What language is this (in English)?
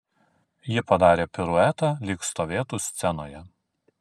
Lithuanian